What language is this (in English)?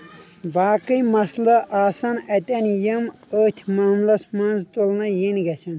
Kashmiri